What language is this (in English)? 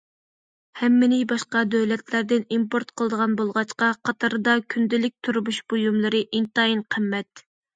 Uyghur